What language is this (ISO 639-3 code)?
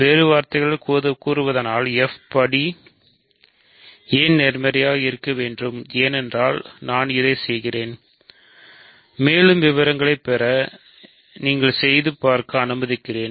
tam